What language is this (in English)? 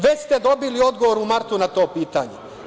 Serbian